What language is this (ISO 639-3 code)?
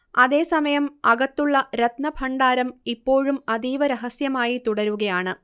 mal